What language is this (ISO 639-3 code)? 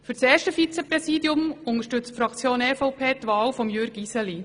gsw